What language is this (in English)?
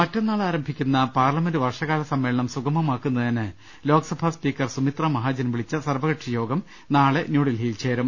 Malayalam